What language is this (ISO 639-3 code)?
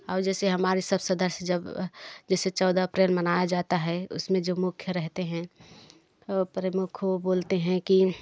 hin